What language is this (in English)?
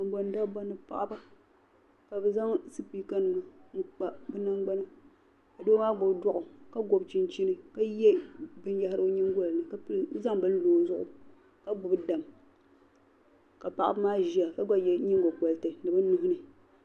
Dagbani